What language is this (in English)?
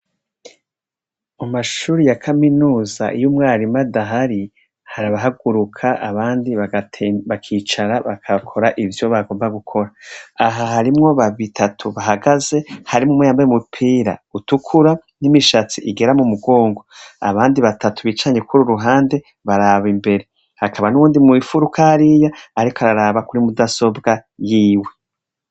Rundi